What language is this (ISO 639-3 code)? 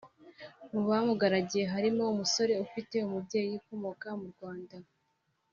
kin